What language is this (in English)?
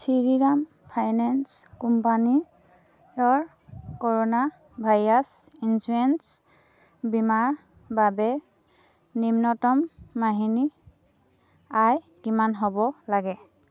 Assamese